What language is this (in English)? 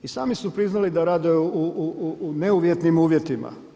Croatian